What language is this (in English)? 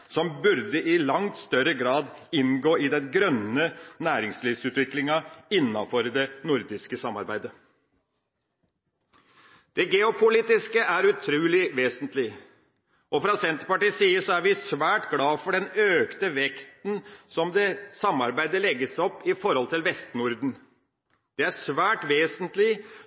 Norwegian Bokmål